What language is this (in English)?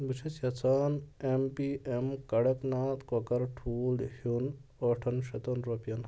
Kashmiri